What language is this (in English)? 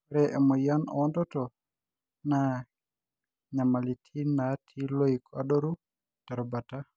Masai